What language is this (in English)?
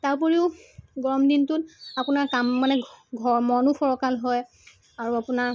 Assamese